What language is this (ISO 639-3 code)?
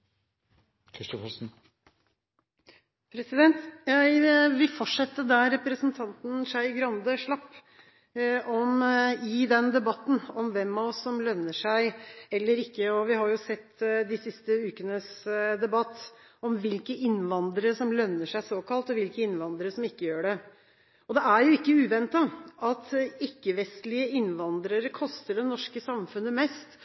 nob